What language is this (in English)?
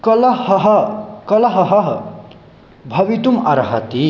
Sanskrit